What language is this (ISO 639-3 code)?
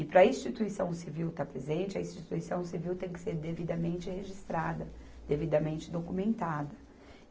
por